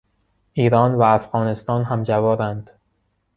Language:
Persian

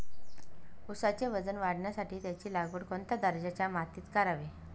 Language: Marathi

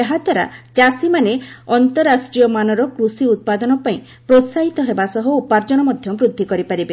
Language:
Odia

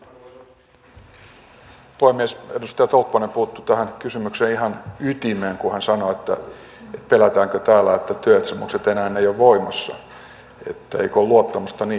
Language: Finnish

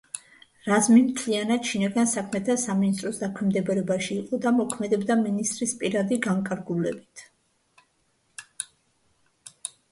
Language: Georgian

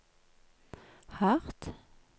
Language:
Norwegian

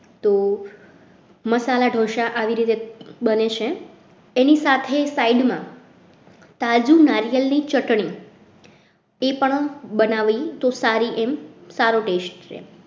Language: Gujarati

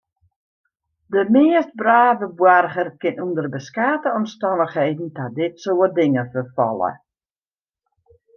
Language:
Western Frisian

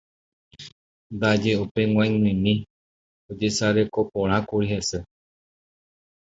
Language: Guarani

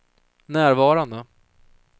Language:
Swedish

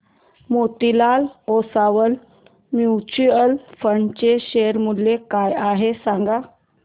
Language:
Marathi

